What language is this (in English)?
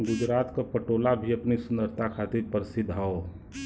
Bhojpuri